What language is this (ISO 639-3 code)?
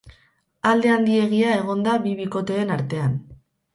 eus